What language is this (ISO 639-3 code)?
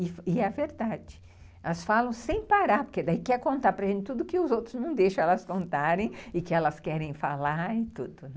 por